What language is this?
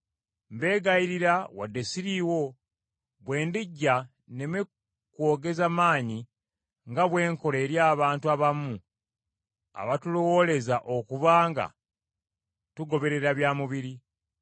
Ganda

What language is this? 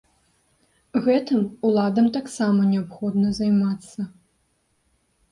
Belarusian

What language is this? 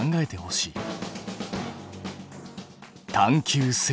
Japanese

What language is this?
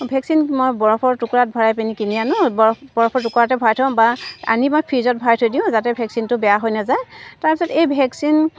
Assamese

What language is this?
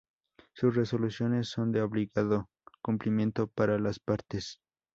Spanish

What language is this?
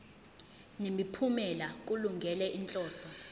Zulu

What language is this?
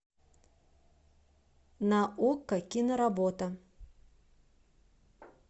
Russian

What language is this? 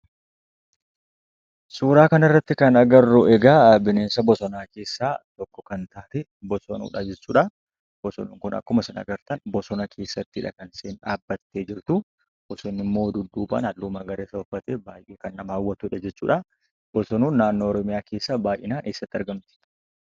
Oromo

